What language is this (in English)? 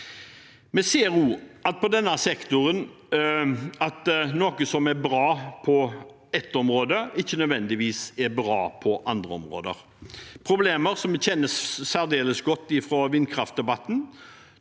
Norwegian